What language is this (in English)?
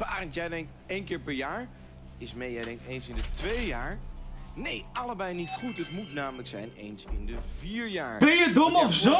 Dutch